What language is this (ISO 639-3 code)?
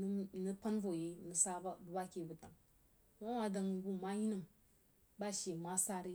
juo